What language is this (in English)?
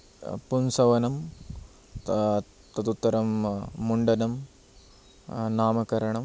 Sanskrit